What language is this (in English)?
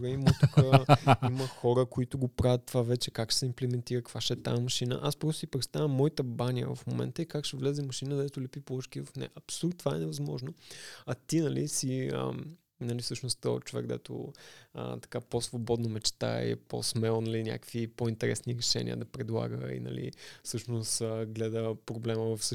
Bulgarian